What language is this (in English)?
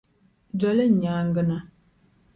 Dagbani